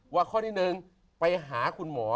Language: Thai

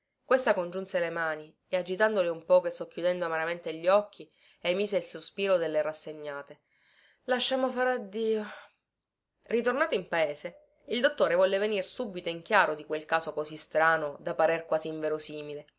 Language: Italian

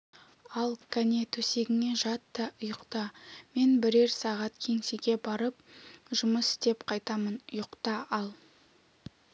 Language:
Kazakh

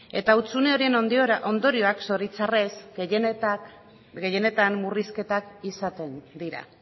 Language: Basque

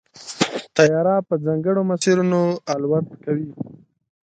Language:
Pashto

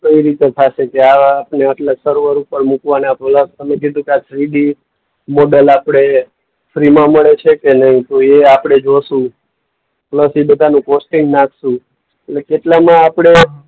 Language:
Gujarati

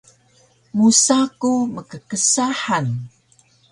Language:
Taroko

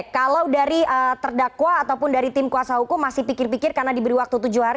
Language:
Indonesian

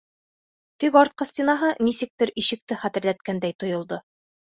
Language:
Bashkir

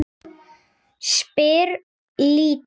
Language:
Icelandic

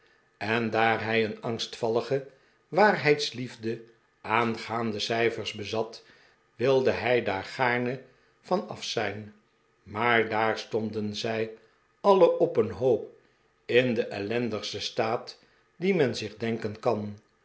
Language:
Dutch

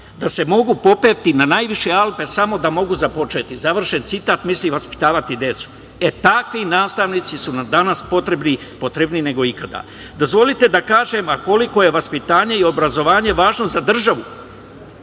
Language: Serbian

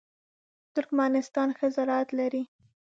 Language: Pashto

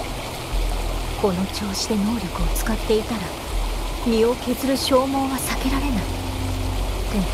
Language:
Japanese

